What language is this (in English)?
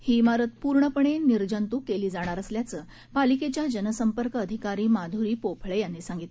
Marathi